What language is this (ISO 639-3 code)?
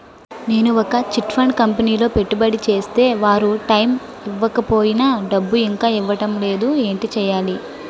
tel